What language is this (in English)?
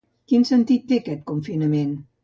Catalan